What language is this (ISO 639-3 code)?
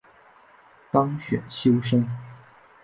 zho